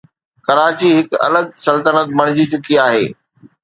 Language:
Sindhi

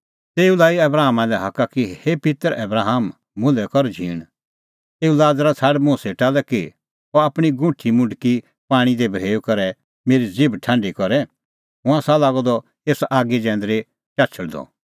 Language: Kullu Pahari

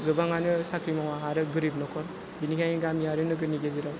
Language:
Bodo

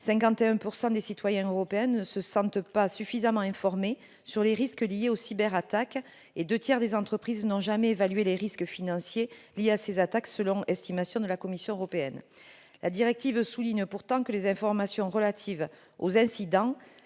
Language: French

